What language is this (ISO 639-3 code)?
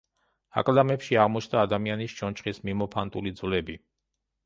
kat